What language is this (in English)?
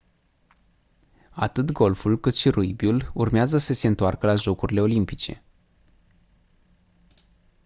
Romanian